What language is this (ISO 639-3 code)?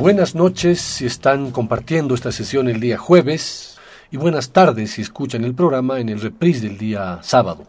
spa